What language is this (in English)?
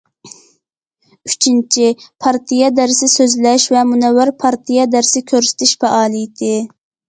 Uyghur